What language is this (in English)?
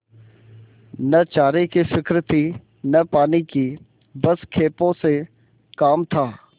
Hindi